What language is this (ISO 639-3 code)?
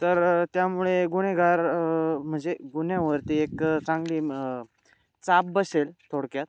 mar